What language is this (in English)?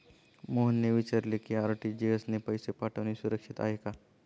Marathi